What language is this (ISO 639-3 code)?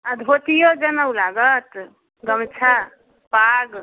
mai